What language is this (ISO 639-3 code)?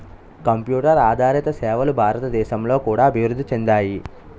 tel